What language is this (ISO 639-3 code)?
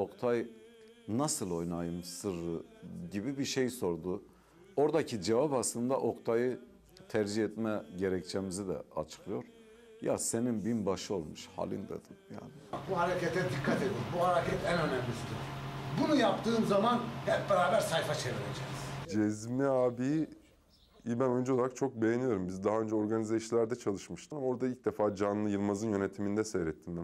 tur